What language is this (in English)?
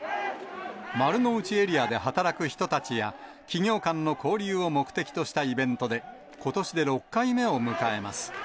Japanese